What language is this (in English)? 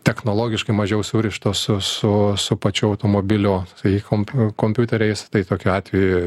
Lithuanian